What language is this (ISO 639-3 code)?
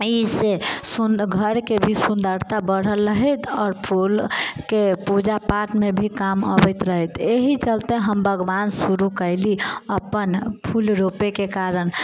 mai